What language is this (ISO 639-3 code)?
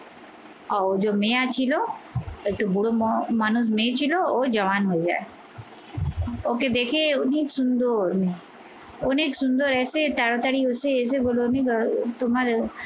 ben